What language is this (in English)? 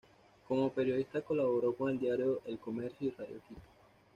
Spanish